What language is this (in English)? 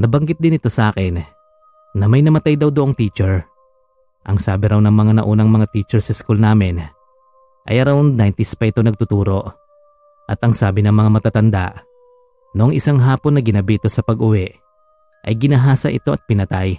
Filipino